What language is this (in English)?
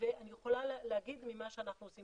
Hebrew